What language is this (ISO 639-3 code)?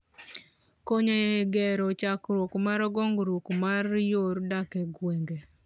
luo